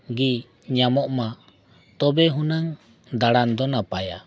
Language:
Santali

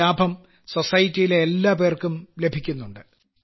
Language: Malayalam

